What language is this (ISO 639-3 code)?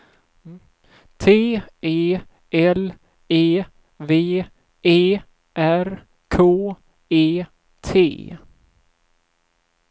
swe